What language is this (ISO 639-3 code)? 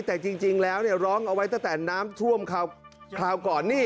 tha